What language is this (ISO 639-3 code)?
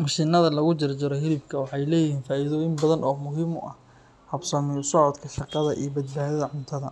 som